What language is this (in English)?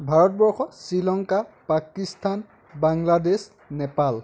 Assamese